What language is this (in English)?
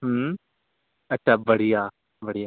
Marathi